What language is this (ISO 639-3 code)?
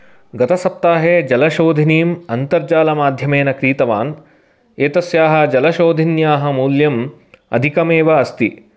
san